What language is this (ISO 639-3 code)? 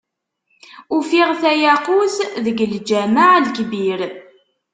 kab